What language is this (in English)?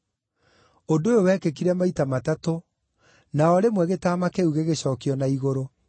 Kikuyu